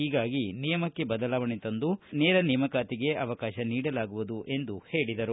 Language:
Kannada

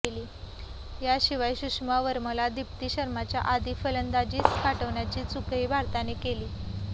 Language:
Marathi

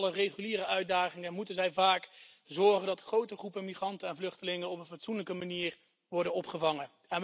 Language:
Dutch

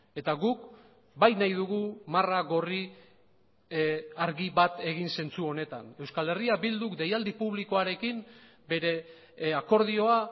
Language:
Basque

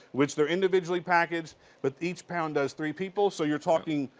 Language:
English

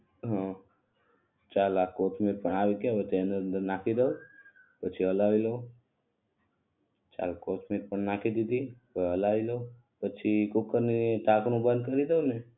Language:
Gujarati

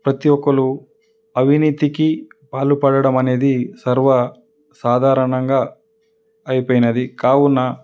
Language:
Telugu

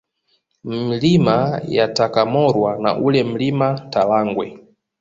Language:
Swahili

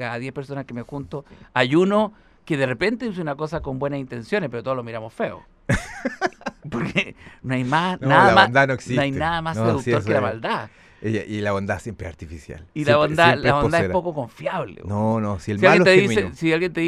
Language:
Spanish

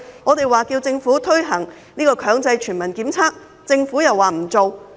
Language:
Cantonese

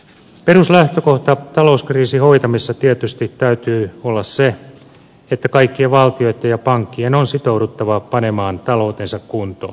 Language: Finnish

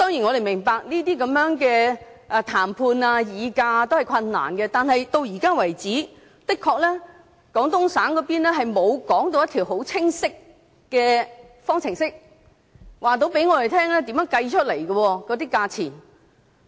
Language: Cantonese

